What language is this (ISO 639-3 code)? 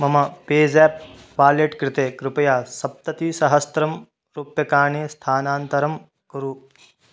san